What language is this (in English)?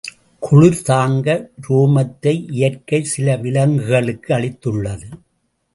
Tamil